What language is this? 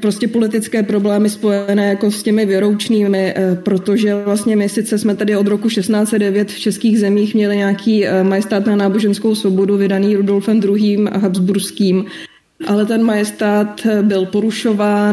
Czech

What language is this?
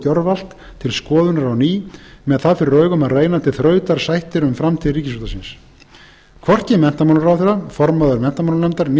Icelandic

